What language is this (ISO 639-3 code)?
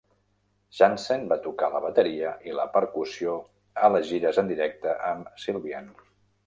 cat